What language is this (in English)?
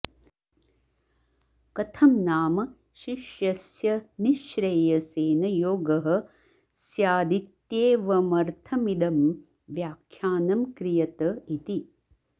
Sanskrit